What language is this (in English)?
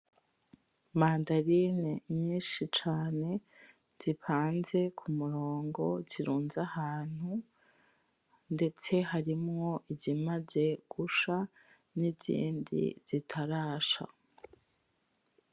Rundi